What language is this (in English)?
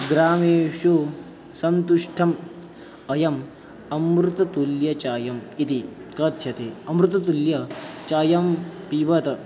Sanskrit